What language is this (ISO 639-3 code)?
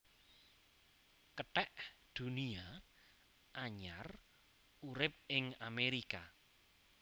jav